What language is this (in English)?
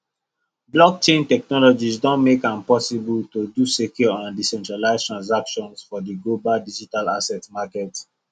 Nigerian Pidgin